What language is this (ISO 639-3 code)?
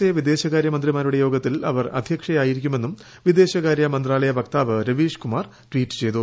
mal